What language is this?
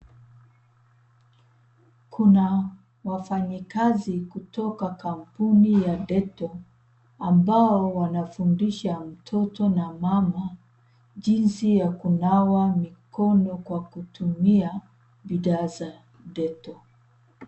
Swahili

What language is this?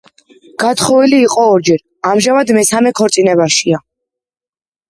Georgian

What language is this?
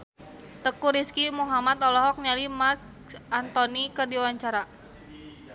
Sundanese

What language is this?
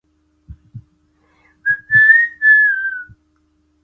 Chinese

